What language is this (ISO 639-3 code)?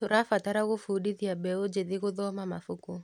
kik